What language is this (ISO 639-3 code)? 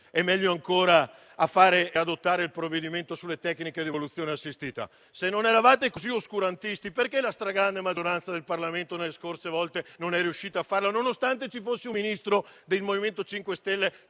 ita